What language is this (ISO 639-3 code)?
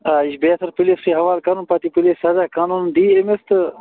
kas